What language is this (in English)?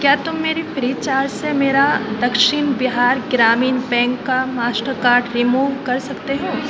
Urdu